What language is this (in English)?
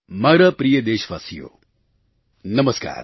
Gujarati